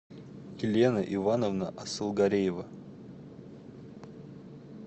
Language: Russian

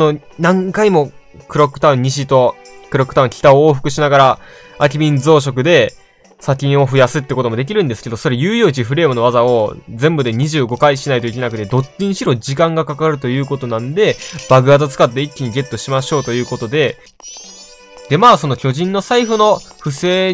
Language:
Japanese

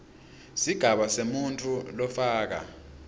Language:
Swati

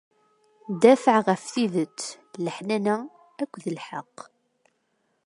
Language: Kabyle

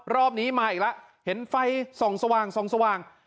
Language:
Thai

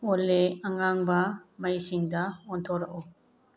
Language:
Manipuri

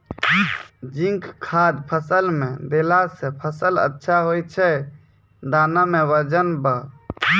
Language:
Maithili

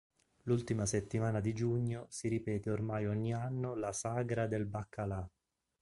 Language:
Italian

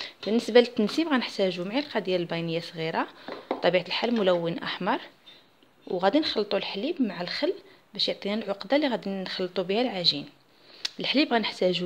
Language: Arabic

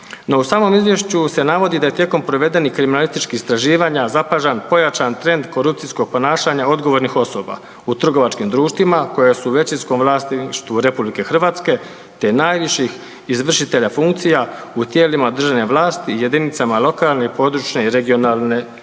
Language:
Croatian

